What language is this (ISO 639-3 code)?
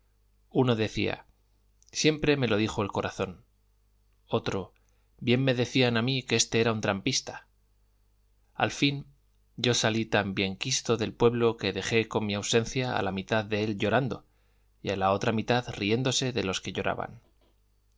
spa